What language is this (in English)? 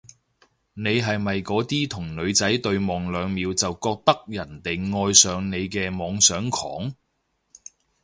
Cantonese